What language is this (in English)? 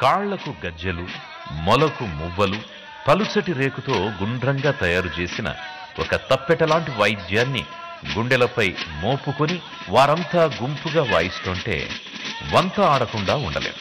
Telugu